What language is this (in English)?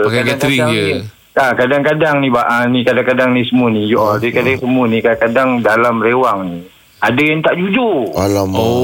Malay